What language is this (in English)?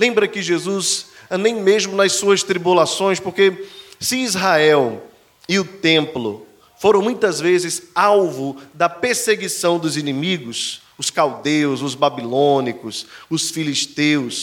Portuguese